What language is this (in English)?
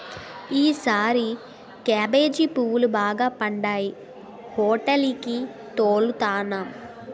Telugu